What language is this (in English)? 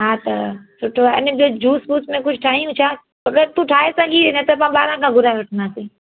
Sindhi